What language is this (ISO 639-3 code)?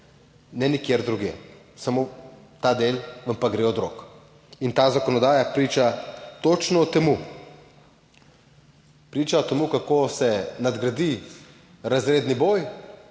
slv